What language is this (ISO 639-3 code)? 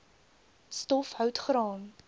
afr